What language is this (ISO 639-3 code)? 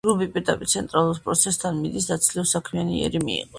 kat